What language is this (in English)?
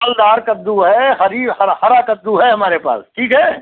Hindi